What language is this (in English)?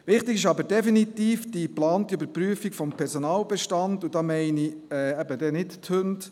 Swiss German